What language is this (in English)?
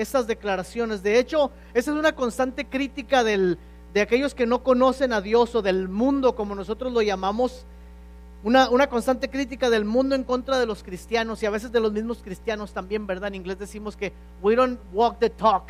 Spanish